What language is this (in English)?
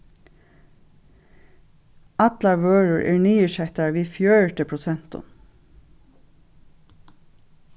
Faroese